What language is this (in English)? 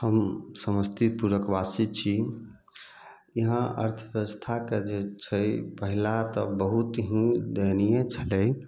Maithili